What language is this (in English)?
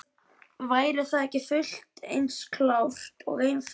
Icelandic